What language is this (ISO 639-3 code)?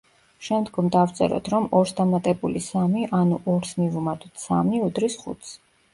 kat